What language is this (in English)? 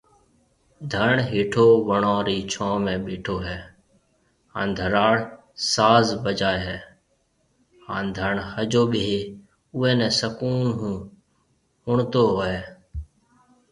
Marwari (Pakistan)